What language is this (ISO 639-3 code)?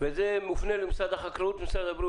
heb